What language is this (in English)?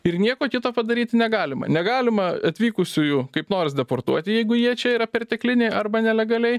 Lithuanian